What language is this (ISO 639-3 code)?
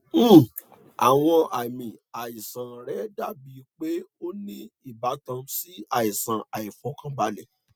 yor